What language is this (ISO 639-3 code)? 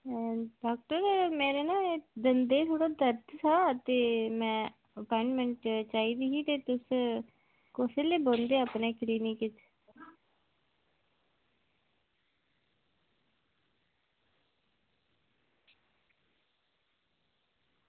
doi